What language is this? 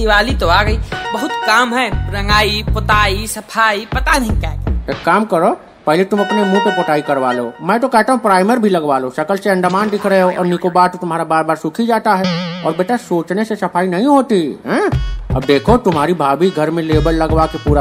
Hindi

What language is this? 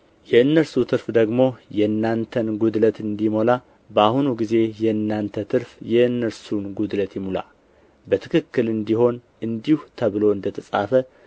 Amharic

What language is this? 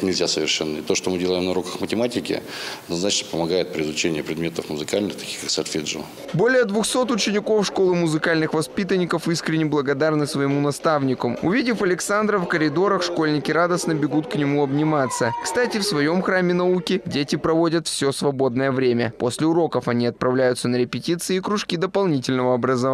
Russian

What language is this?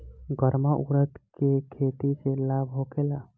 Bhojpuri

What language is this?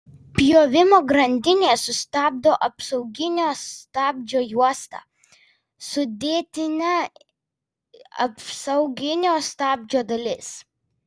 Lithuanian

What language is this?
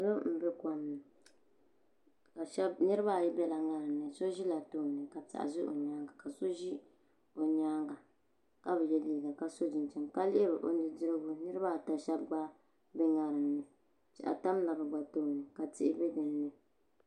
Dagbani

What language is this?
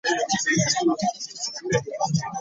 Ganda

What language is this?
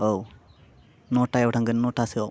Bodo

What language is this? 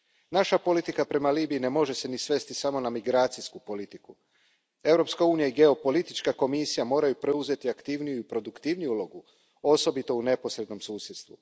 Croatian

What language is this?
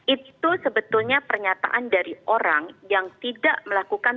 Indonesian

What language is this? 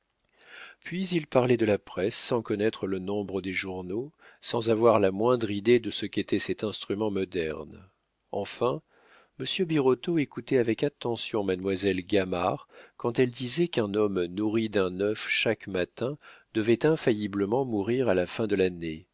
French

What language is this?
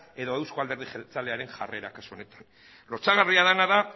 Basque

